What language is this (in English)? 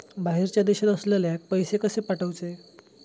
Marathi